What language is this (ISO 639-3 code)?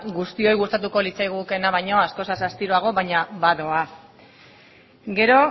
eus